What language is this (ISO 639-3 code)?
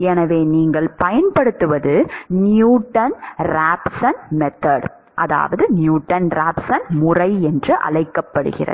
tam